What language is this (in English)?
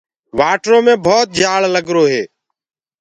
Gurgula